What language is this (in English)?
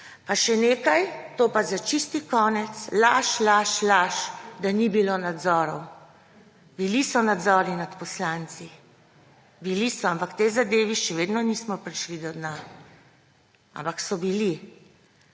Slovenian